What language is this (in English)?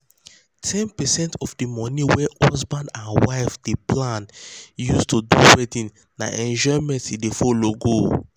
Nigerian Pidgin